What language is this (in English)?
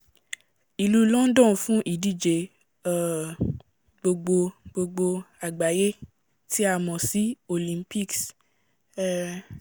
Yoruba